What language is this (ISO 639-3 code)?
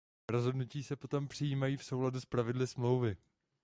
ces